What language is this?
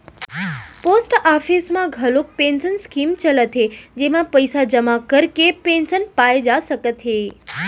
Chhattisgarhi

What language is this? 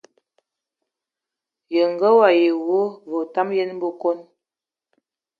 Ewondo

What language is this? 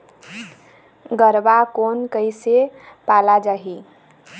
Chhattisgarhi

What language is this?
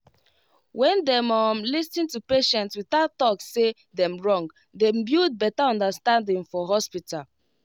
Nigerian Pidgin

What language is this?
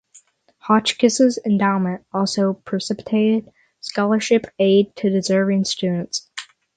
English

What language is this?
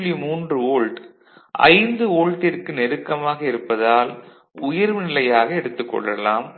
Tamil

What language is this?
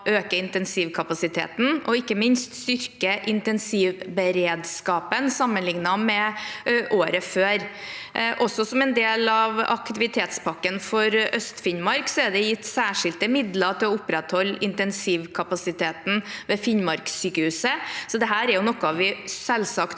Norwegian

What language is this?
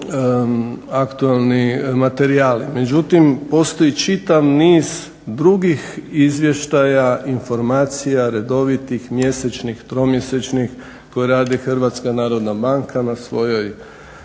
Croatian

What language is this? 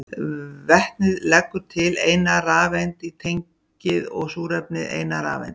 Icelandic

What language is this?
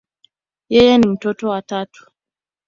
Swahili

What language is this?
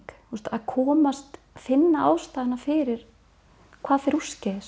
Icelandic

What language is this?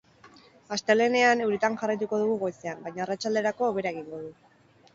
Basque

